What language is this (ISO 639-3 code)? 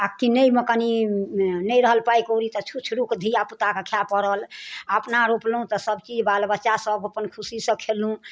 mai